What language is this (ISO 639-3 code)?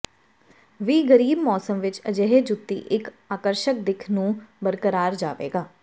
pan